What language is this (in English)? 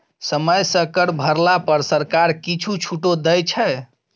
Maithili